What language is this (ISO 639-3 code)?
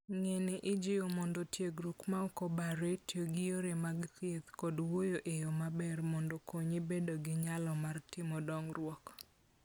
luo